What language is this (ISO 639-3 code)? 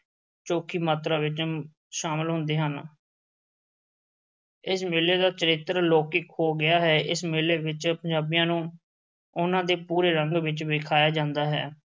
pan